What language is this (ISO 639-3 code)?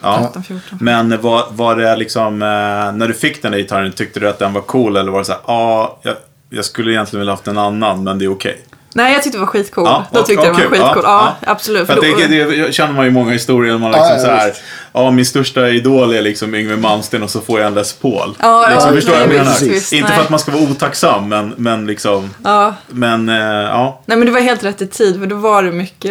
swe